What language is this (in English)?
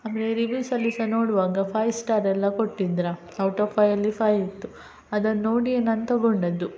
Kannada